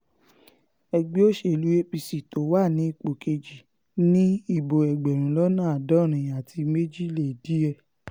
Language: Yoruba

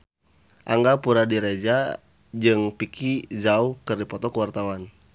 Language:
Sundanese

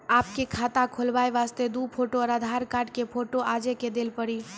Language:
Maithili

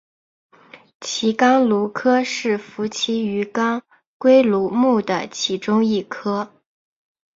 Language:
Chinese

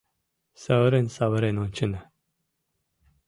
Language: Mari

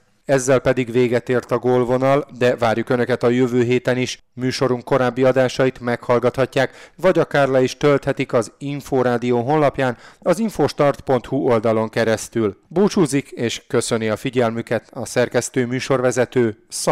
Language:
Hungarian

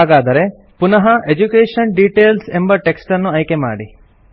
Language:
Kannada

